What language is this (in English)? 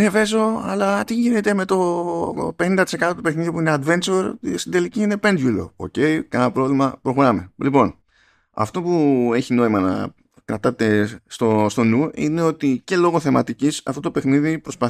Greek